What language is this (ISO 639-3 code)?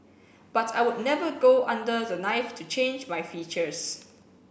eng